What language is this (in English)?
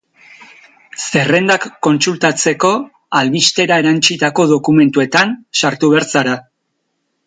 Basque